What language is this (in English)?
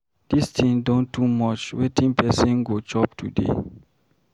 Nigerian Pidgin